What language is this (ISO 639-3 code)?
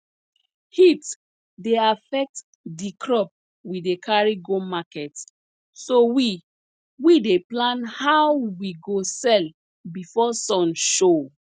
pcm